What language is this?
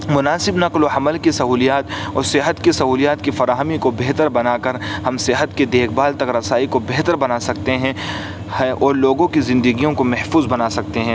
Urdu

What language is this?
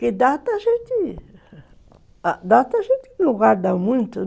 Portuguese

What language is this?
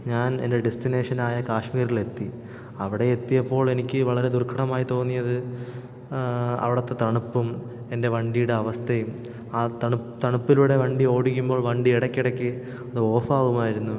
Malayalam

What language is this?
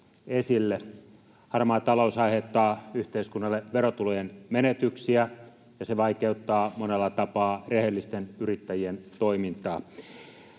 Finnish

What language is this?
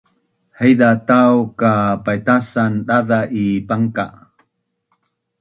Bunun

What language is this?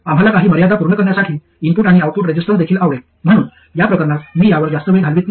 Marathi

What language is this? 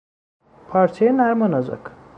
Persian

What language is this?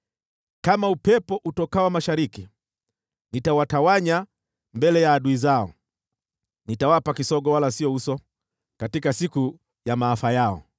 Swahili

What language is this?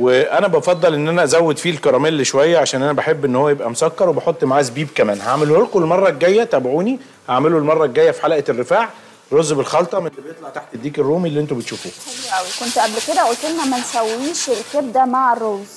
Arabic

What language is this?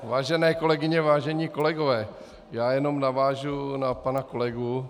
Czech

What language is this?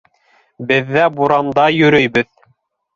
Bashkir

